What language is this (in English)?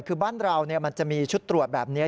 Thai